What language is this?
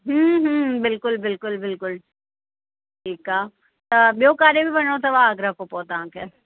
Sindhi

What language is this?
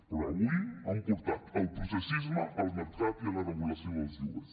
Catalan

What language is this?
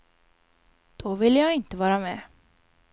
Swedish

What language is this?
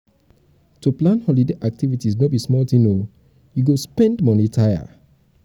Nigerian Pidgin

